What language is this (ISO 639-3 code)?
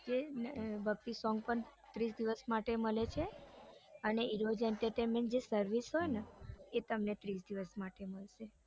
guj